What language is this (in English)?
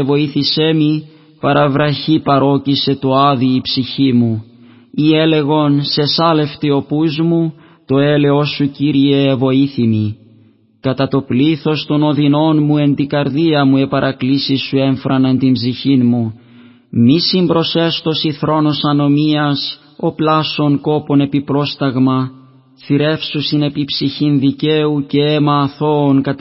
Greek